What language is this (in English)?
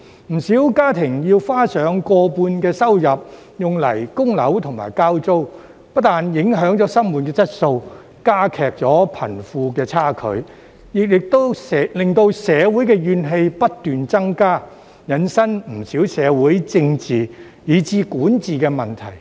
Cantonese